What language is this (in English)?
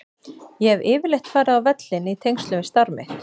Icelandic